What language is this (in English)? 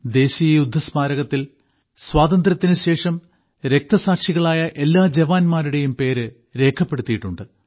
Malayalam